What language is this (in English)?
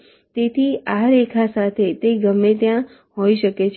Gujarati